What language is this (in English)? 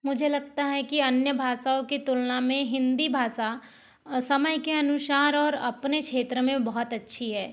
Hindi